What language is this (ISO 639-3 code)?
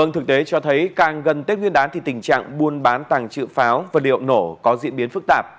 vie